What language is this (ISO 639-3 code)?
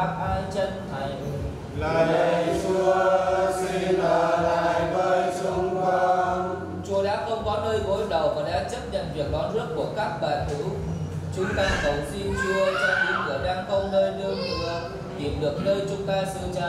vie